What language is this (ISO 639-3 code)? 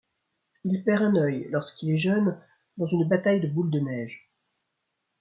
fra